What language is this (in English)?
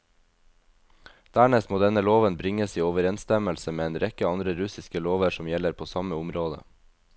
Norwegian